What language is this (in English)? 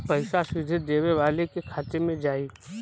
Bhojpuri